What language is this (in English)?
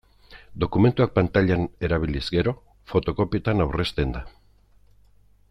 Basque